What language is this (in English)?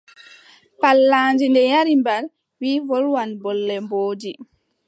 Adamawa Fulfulde